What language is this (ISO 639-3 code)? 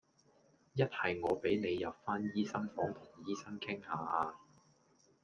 yue